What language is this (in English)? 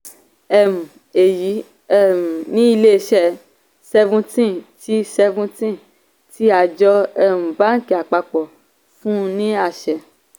Yoruba